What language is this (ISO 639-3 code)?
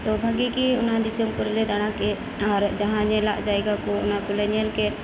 sat